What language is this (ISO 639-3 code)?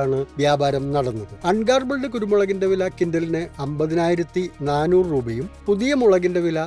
mal